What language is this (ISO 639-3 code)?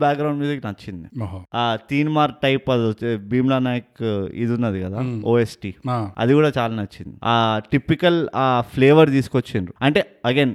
tel